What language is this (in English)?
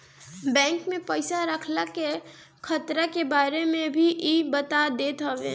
Bhojpuri